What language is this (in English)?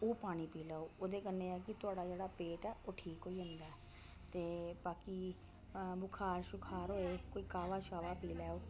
Dogri